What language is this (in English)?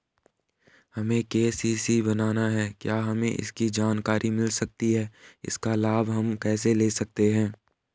Hindi